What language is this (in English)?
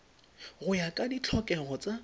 Tswana